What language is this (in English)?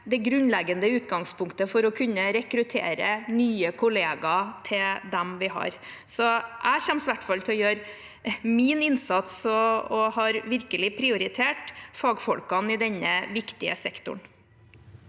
Norwegian